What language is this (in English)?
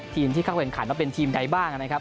Thai